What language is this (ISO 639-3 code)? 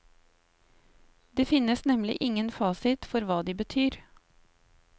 nor